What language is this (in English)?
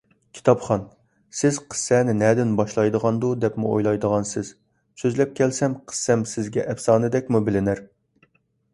Uyghur